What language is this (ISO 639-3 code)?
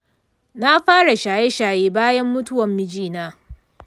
hau